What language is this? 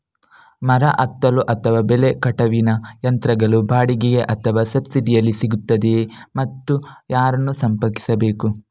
Kannada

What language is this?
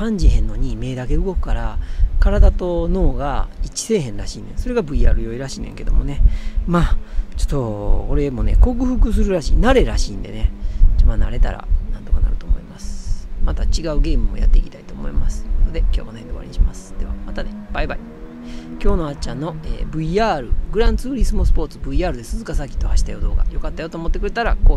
Japanese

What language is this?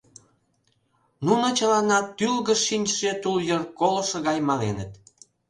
Mari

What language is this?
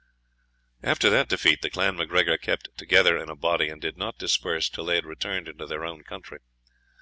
English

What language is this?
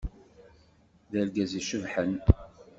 Kabyle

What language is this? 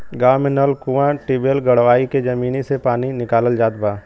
Bhojpuri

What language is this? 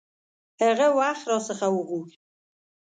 Pashto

